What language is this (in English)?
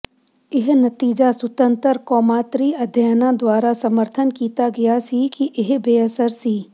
Punjabi